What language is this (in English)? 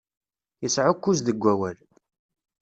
Kabyle